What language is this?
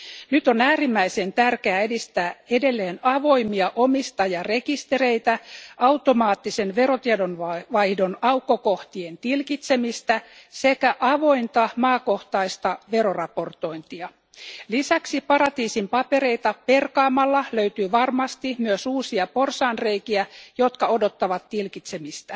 Finnish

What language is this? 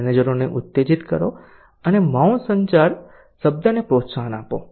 Gujarati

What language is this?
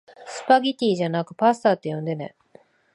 Japanese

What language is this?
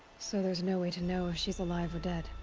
English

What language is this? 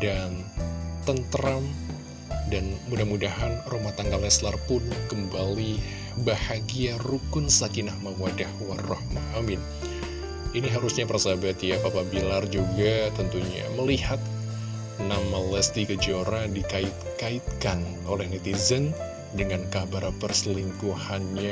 Indonesian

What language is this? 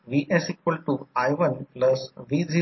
Marathi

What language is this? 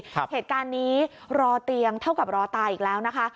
Thai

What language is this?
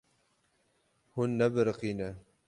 Kurdish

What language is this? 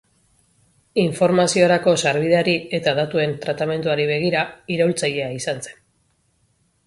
Basque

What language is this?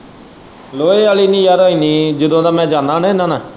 Punjabi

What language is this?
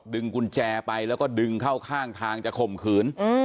Thai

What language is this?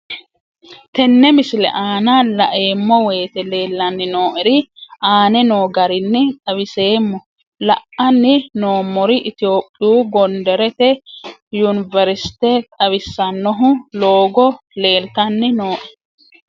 Sidamo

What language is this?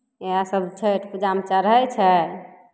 Maithili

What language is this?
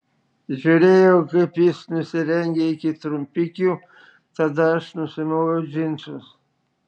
Lithuanian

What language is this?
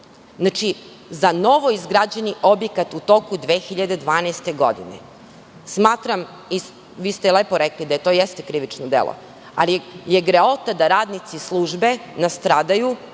Serbian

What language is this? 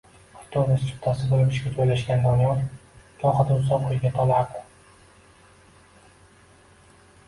Uzbek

